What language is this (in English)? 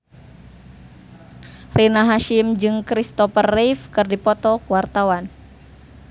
Sundanese